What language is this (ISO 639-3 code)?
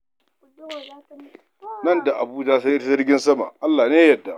hau